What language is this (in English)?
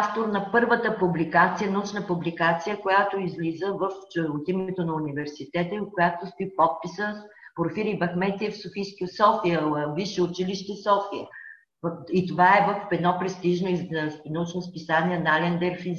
Bulgarian